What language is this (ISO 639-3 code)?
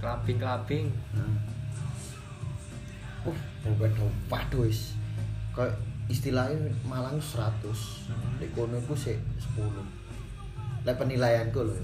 ind